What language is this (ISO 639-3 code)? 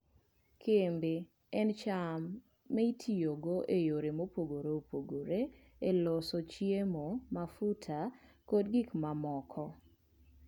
luo